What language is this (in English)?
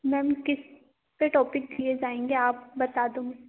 Hindi